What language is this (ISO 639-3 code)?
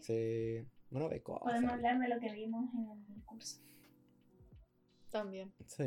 spa